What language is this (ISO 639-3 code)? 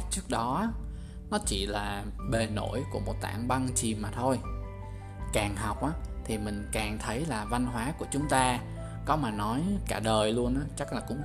vie